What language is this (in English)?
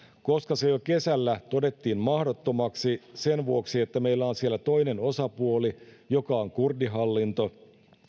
Finnish